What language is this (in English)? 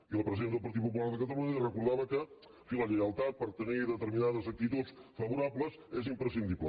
Catalan